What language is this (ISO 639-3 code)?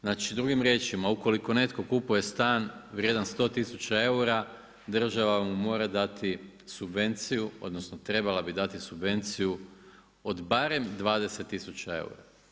hrv